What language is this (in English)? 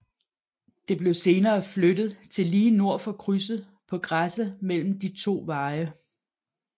Danish